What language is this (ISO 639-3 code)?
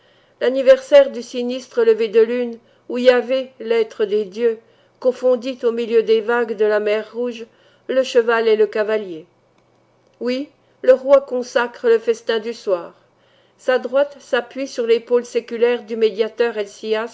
fra